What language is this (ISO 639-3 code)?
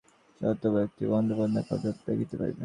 ben